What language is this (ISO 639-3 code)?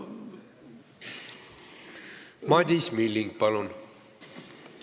est